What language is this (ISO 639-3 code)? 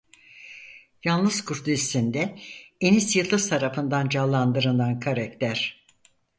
tur